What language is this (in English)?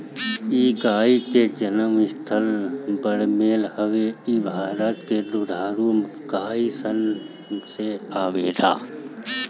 Bhojpuri